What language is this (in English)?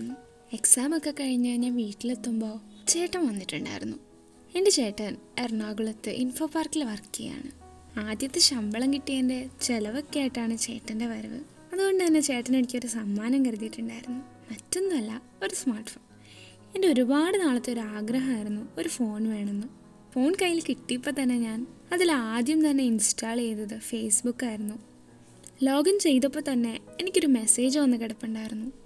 Malayalam